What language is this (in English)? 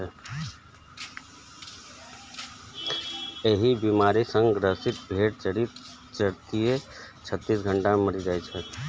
Maithili